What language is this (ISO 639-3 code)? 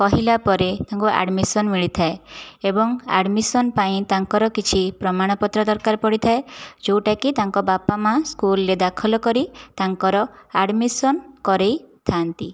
ori